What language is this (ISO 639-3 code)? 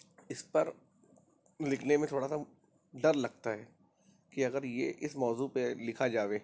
urd